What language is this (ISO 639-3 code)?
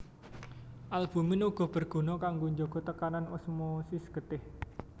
jav